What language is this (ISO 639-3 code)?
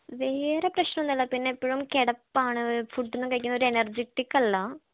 mal